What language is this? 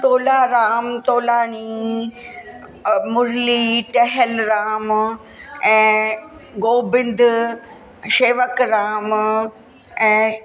Sindhi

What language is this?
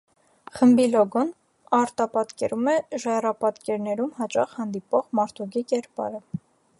Armenian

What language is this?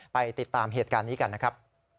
Thai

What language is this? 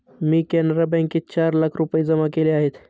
Marathi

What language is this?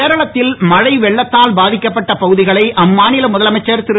Tamil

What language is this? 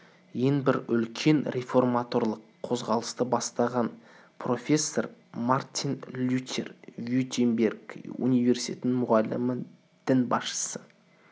Kazakh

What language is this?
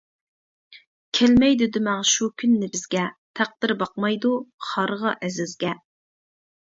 Uyghur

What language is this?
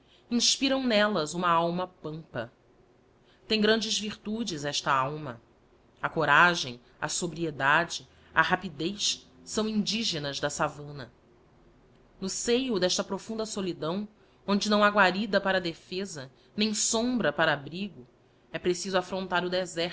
Portuguese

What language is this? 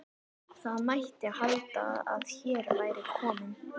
Icelandic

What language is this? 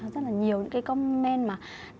Vietnamese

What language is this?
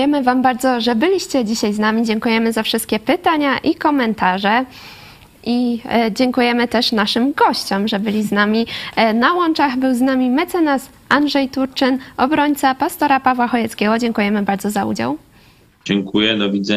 Polish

